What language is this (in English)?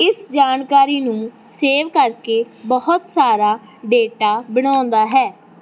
Punjabi